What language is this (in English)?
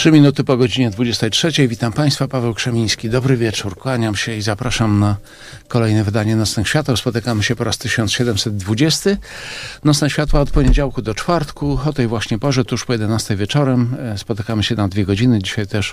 Polish